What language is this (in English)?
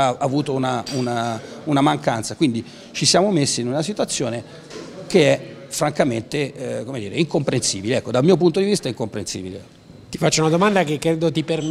Italian